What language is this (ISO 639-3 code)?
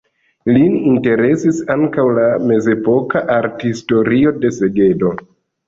epo